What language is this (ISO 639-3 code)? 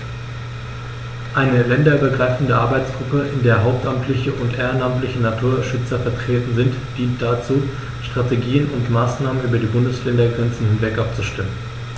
deu